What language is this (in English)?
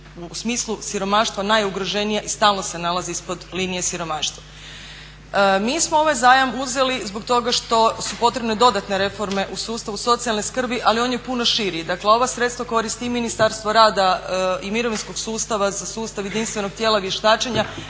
Croatian